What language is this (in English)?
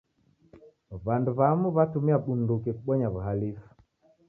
Taita